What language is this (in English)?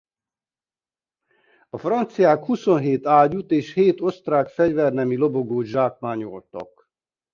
Hungarian